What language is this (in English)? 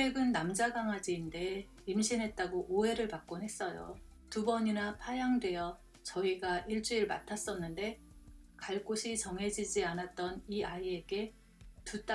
Korean